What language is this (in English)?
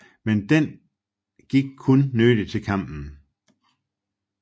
Danish